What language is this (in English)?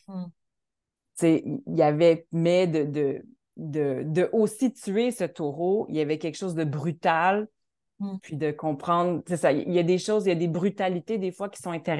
French